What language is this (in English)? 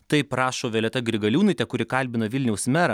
Lithuanian